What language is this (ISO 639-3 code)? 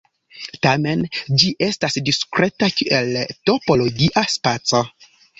epo